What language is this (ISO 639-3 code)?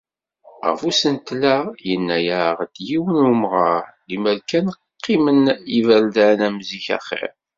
kab